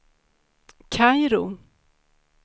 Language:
Swedish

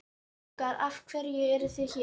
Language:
Icelandic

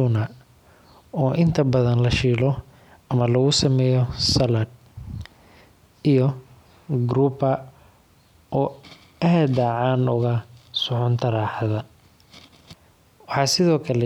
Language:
Somali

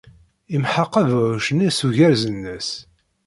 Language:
Kabyle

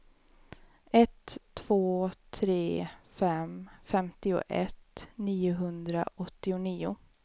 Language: Swedish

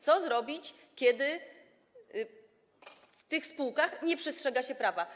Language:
Polish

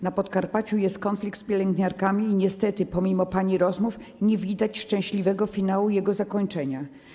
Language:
Polish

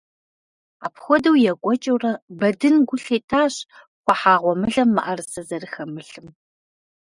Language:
Kabardian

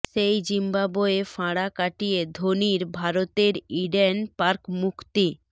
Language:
Bangla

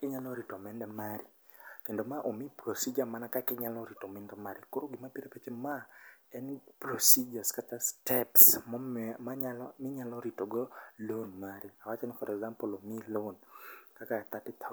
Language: Luo (Kenya and Tanzania)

